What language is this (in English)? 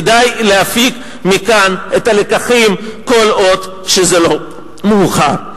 Hebrew